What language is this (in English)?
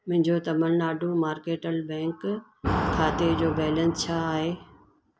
Sindhi